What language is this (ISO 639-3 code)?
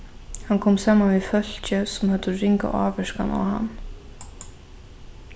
fao